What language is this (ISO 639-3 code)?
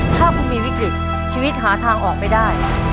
tha